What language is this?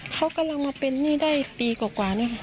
Thai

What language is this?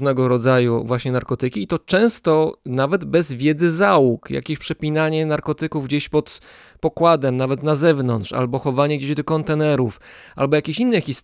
Polish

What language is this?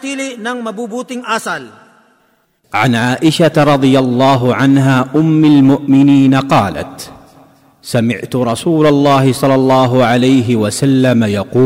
Filipino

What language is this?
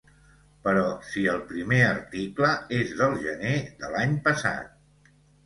Catalan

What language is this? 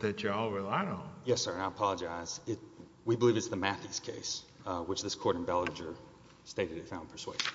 English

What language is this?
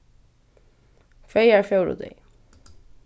Faroese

